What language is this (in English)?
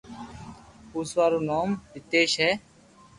Loarki